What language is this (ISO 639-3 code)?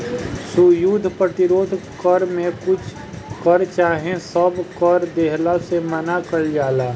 bho